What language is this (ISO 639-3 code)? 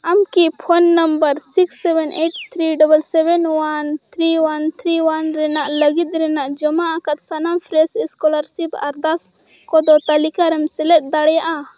sat